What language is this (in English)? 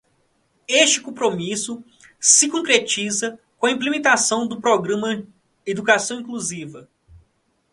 Portuguese